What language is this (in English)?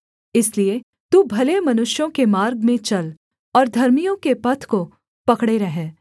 Hindi